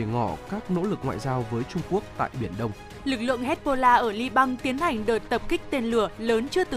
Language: Vietnamese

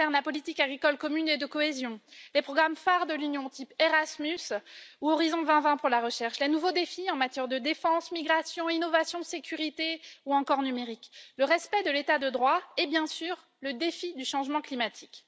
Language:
French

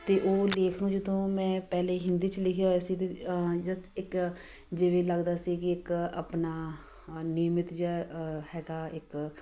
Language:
Punjabi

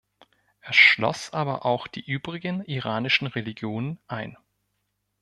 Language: German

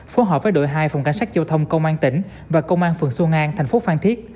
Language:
Vietnamese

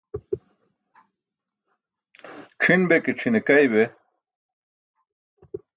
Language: Burushaski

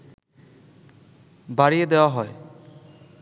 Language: Bangla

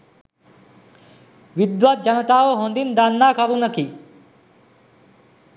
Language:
Sinhala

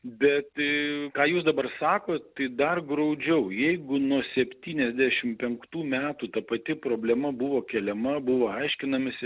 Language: Lithuanian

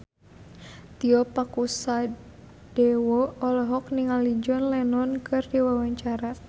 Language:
Sundanese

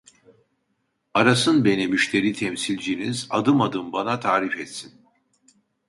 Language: Turkish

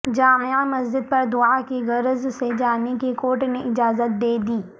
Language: Urdu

